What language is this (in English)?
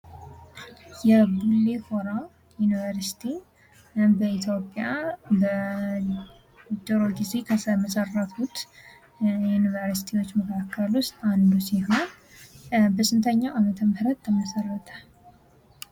Amharic